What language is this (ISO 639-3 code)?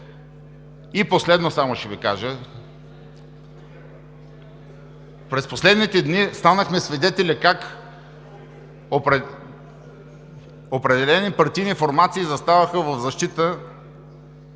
bul